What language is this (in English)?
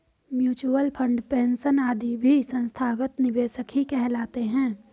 Hindi